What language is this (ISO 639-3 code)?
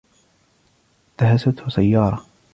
ara